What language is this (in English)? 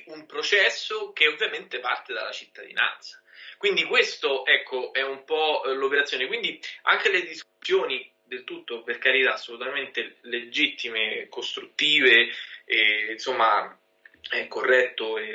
Italian